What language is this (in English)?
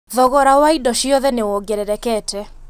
Kikuyu